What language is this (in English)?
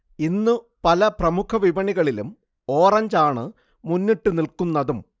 Malayalam